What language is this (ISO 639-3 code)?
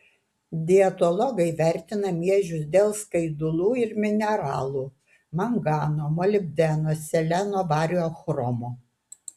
lit